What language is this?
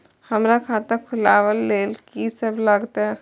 Maithili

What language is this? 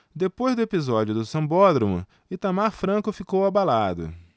Portuguese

